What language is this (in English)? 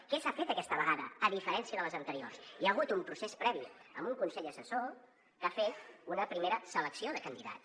Catalan